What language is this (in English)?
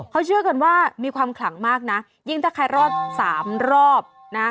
Thai